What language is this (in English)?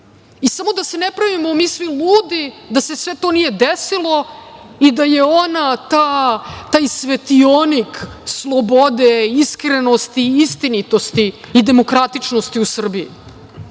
Serbian